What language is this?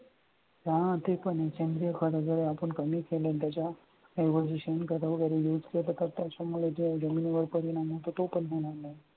Marathi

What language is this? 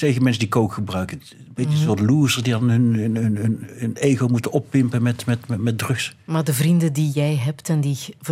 Dutch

